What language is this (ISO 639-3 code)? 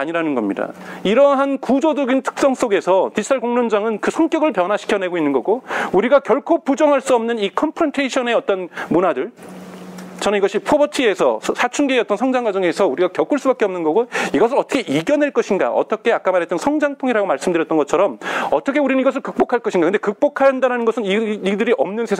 kor